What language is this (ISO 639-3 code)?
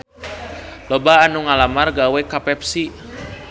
sun